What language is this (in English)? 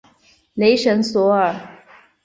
Chinese